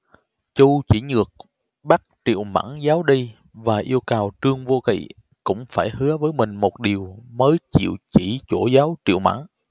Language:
Vietnamese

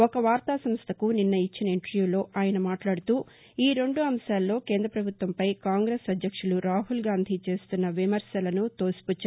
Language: Telugu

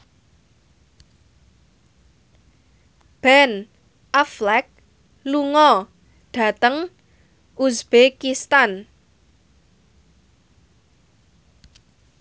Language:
Javanese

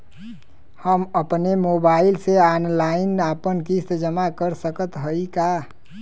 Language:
Bhojpuri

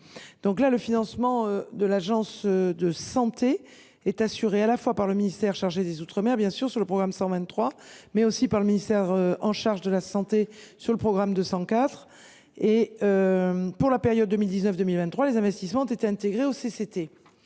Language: French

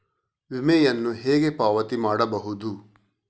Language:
Kannada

